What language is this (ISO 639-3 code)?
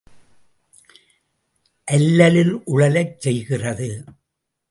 tam